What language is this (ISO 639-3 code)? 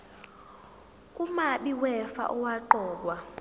zul